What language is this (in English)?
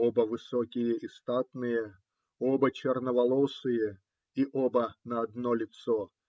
Russian